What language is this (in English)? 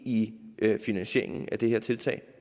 Danish